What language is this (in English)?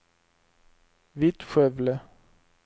Swedish